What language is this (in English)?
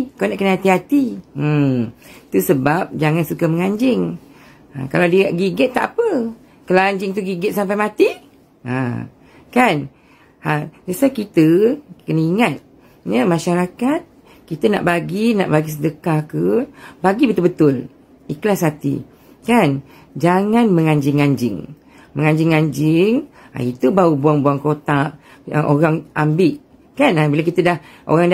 Malay